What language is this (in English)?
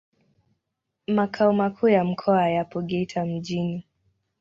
Swahili